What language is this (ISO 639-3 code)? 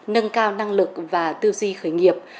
vie